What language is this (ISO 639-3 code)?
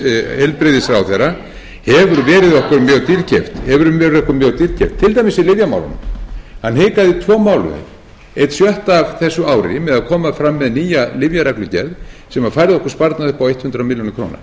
isl